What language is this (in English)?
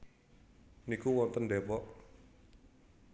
Javanese